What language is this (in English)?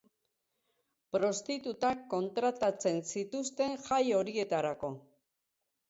Basque